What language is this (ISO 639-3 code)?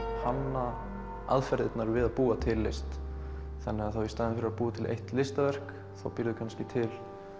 isl